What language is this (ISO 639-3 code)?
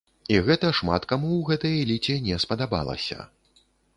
bel